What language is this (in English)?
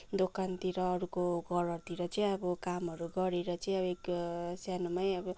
Nepali